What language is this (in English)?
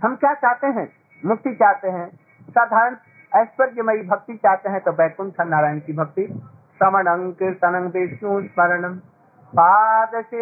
Hindi